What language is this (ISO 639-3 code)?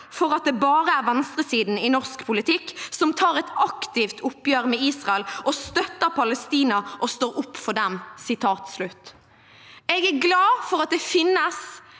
nor